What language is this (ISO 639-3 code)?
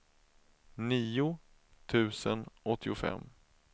swe